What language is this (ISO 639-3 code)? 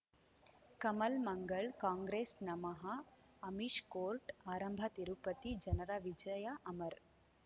kan